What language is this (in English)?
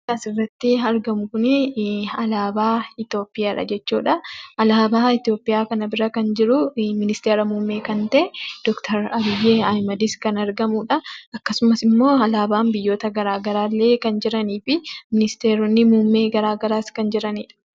Oromo